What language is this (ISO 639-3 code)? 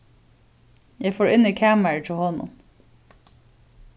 fao